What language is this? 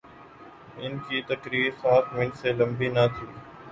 Urdu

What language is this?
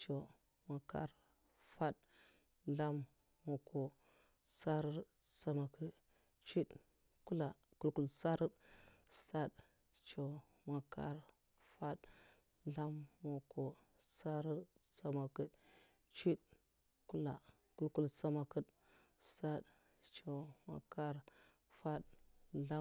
Mafa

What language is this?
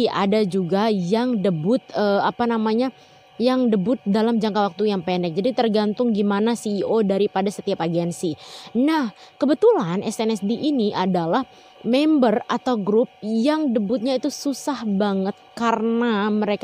Indonesian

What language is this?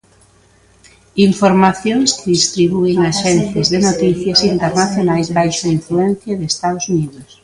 Galician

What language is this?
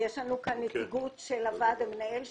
Hebrew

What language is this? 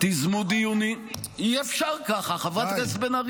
Hebrew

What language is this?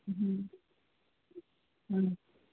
Sindhi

